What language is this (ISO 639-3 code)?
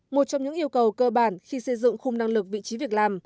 vie